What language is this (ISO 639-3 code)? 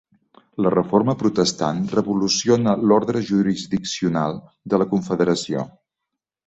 cat